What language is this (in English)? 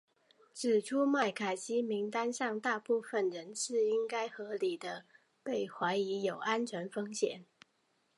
Chinese